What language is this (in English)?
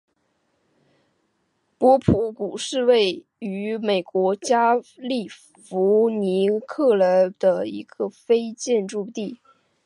Chinese